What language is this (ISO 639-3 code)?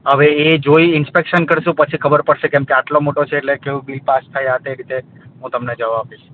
guj